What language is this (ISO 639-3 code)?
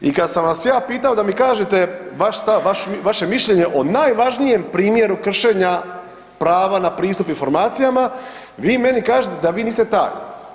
hrv